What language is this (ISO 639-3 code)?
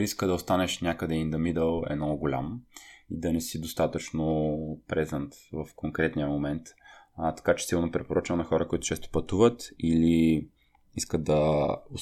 bul